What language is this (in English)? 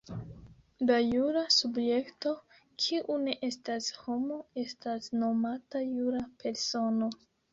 Esperanto